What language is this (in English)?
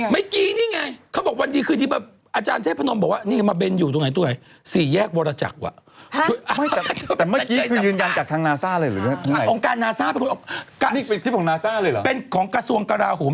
Thai